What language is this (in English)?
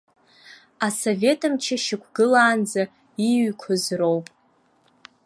Abkhazian